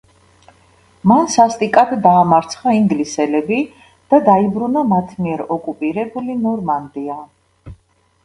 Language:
Georgian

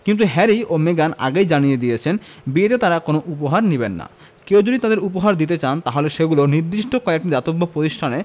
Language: Bangla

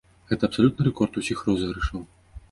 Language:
Belarusian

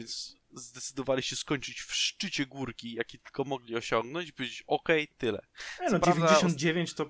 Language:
Polish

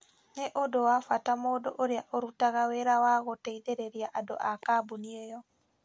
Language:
Kikuyu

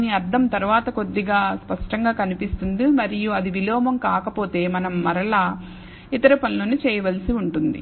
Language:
Telugu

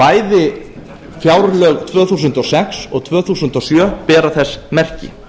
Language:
Icelandic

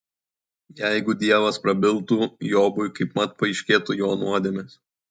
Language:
Lithuanian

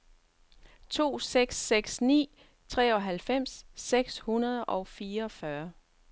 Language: Danish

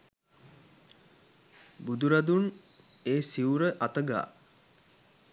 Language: Sinhala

